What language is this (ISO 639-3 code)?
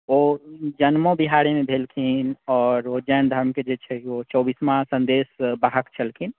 mai